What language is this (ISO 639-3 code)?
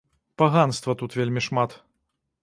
bel